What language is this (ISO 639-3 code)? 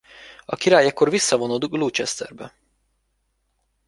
hun